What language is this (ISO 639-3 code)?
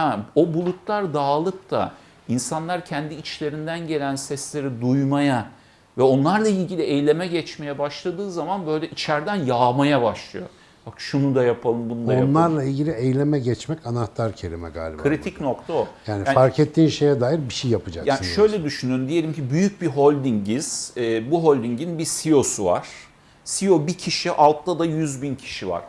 tur